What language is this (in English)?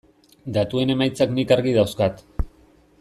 Basque